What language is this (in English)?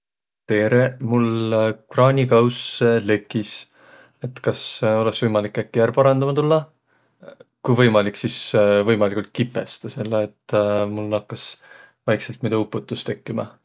Võro